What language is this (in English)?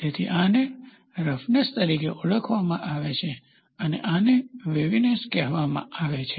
Gujarati